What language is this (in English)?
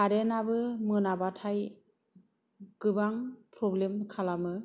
Bodo